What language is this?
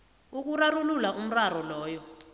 South Ndebele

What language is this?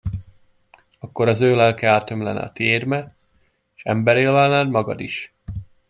Hungarian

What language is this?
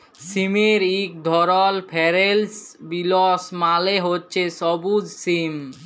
Bangla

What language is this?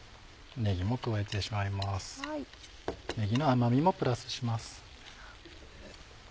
Japanese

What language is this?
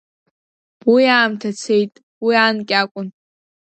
Abkhazian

